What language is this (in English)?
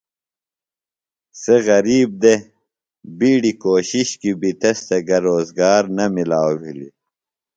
Phalura